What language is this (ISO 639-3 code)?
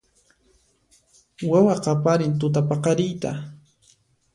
qxp